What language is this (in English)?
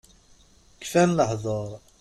Kabyle